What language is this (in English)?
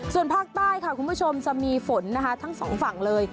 Thai